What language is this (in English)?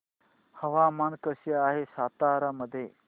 Marathi